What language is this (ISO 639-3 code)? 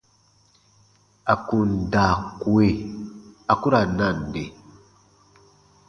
bba